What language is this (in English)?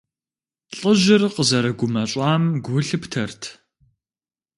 Kabardian